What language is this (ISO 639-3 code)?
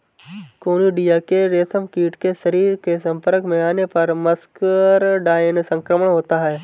hin